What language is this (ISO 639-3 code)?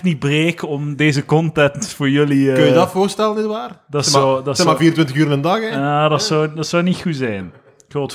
nld